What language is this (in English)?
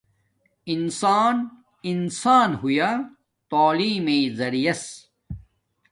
Domaaki